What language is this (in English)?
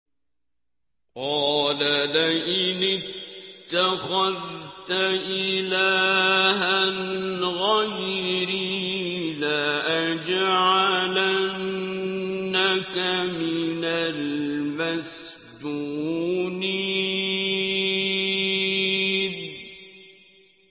Arabic